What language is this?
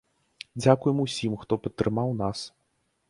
Belarusian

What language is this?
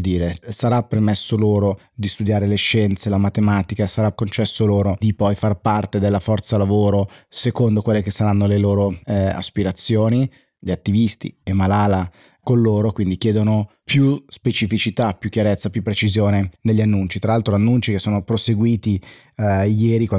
Italian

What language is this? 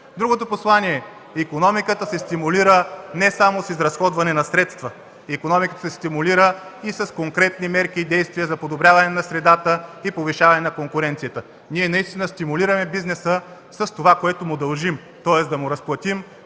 Bulgarian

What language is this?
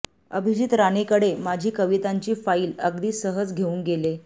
Marathi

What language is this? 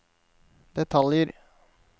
Norwegian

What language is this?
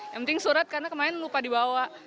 Indonesian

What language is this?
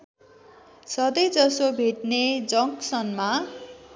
Nepali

